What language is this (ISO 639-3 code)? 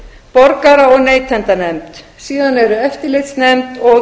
isl